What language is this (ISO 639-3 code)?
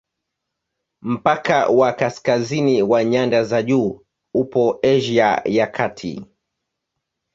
swa